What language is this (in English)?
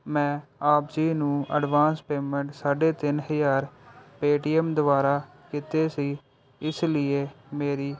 Punjabi